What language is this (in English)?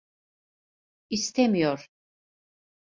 Turkish